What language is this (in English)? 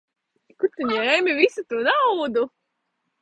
Latvian